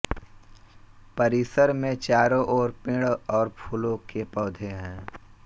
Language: Hindi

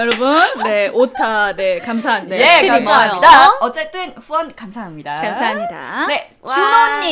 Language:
Korean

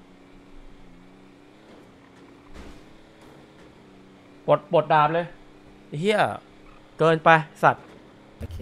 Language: Thai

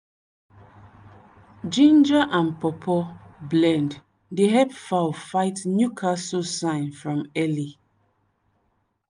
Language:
Nigerian Pidgin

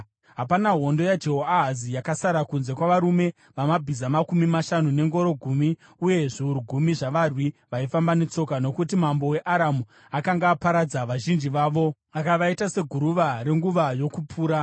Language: Shona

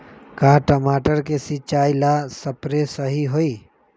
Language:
Magahi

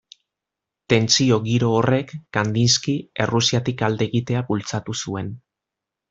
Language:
Basque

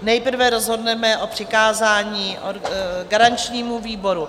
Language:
Czech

